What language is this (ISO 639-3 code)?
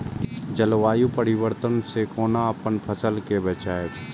mai